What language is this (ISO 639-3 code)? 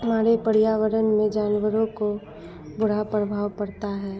hin